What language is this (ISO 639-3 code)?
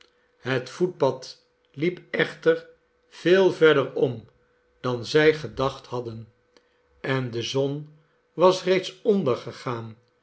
nld